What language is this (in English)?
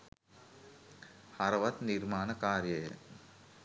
Sinhala